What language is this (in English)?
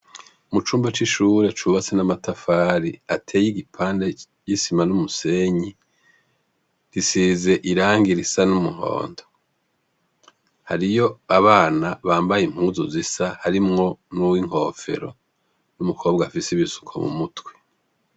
Rundi